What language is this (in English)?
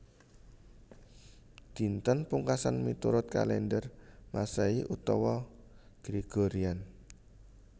Javanese